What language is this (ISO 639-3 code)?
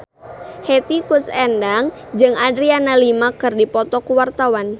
sun